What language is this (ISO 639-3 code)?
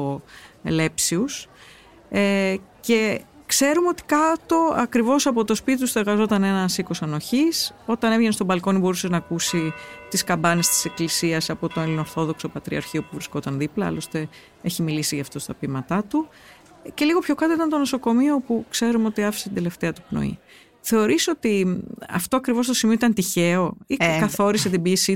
ell